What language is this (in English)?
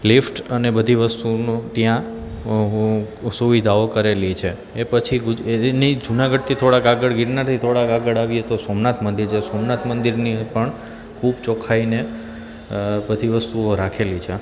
Gujarati